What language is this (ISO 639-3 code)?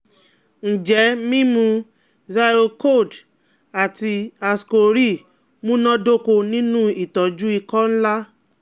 yor